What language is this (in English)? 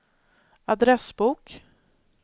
Swedish